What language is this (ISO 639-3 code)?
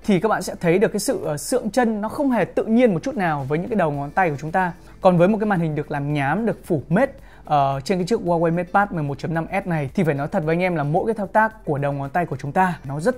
vie